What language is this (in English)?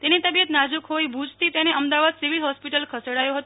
Gujarati